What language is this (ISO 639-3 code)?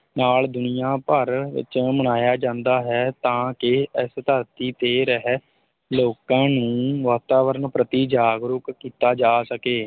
pan